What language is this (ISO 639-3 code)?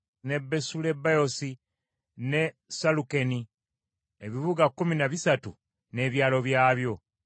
lug